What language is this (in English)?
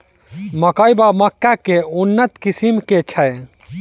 Maithili